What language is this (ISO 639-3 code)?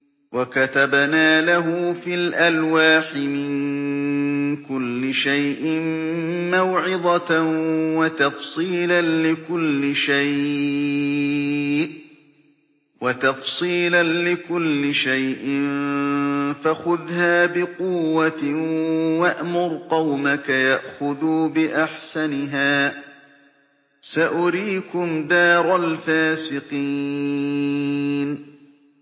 ara